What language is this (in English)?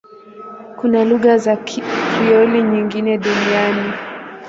Swahili